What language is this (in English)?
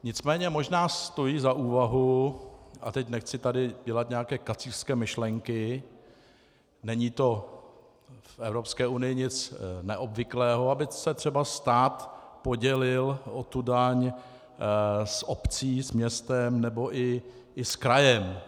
Czech